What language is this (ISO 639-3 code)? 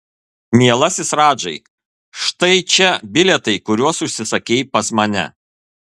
lit